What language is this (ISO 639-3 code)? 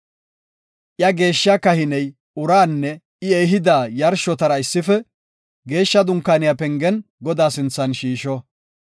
gof